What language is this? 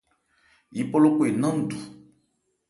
Ebrié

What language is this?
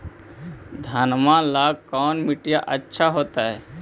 Magahi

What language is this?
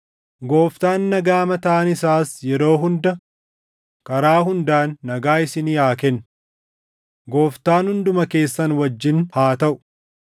Oromo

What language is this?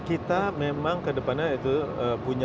Indonesian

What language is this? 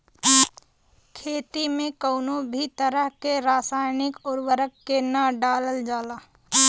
Bhojpuri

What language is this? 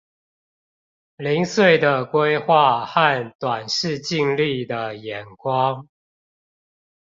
Chinese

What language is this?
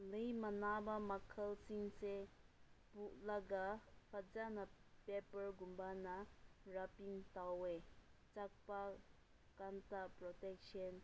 Manipuri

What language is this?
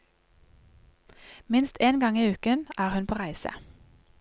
Norwegian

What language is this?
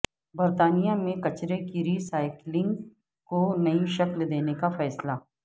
Urdu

